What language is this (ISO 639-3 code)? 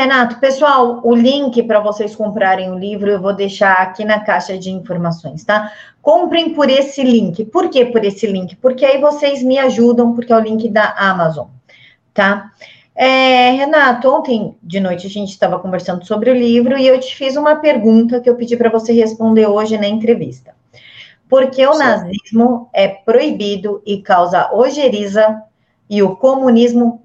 por